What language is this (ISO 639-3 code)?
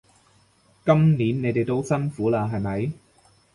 yue